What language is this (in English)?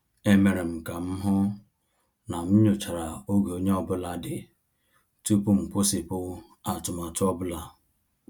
Igbo